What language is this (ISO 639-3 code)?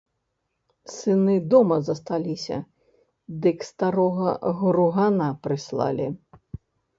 bel